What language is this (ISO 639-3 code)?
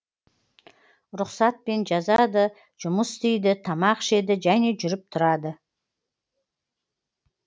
kaz